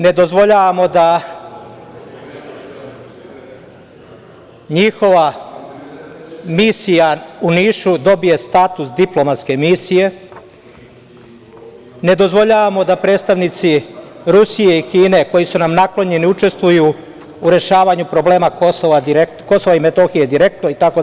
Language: Serbian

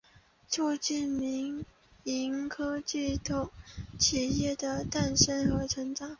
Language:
Chinese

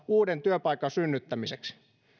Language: Finnish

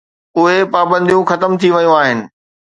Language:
Sindhi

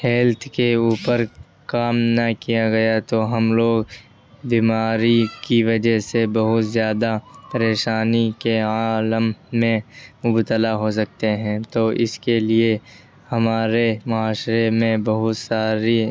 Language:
Urdu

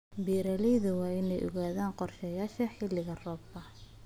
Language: Somali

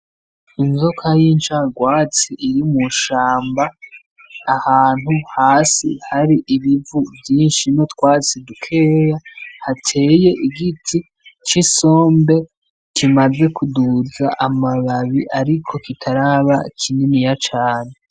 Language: Rundi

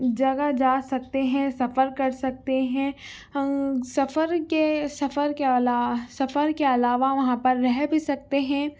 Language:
Urdu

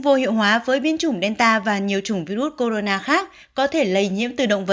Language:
Vietnamese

